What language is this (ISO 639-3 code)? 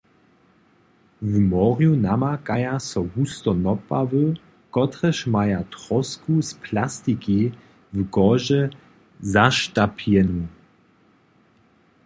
hsb